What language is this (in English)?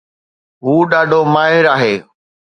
Sindhi